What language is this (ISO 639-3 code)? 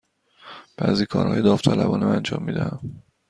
fas